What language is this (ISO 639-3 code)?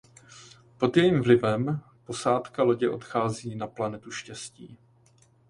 ces